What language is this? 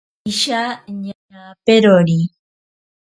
Ashéninka Perené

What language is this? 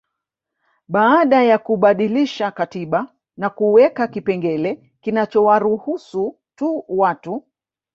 Swahili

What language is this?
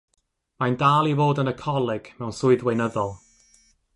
Welsh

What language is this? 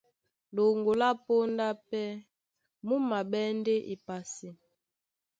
Duala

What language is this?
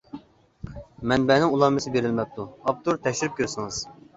Uyghur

